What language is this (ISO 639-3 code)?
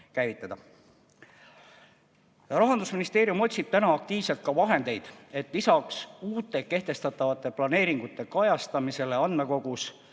est